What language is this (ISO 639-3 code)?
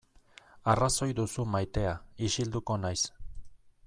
eus